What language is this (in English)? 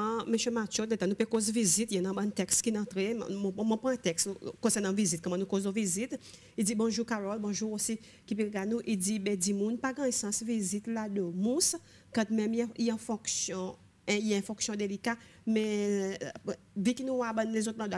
French